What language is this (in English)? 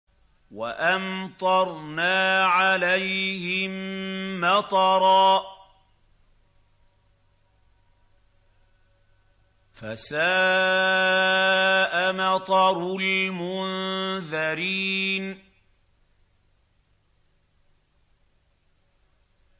Arabic